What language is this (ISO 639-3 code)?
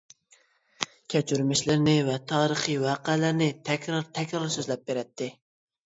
uig